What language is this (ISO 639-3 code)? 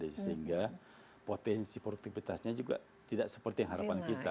ind